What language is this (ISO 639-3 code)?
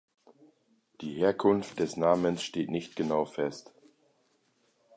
deu